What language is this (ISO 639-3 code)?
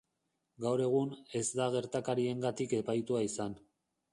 eus